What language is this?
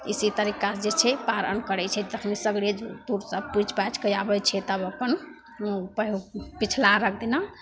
Maithili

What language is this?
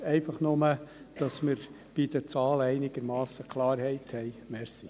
Swiss German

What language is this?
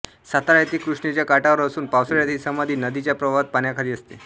Marathi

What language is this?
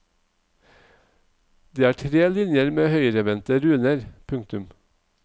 Norwegian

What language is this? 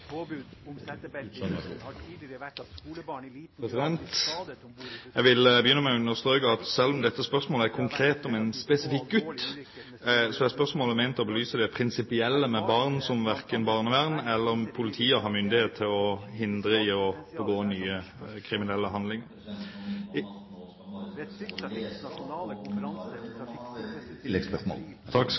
Norwegian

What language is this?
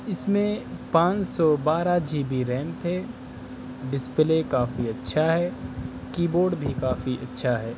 Urdu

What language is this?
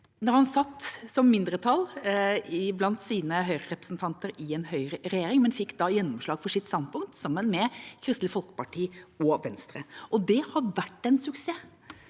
Norwegian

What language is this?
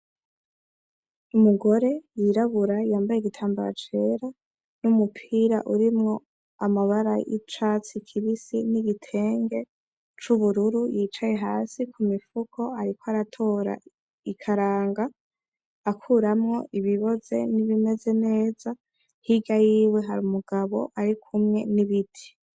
Rundi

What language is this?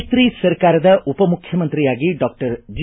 Kannada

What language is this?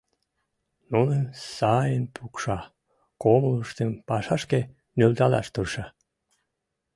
Mari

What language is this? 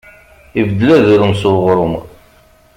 Kabyle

